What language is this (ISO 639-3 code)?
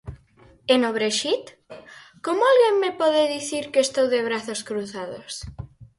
glg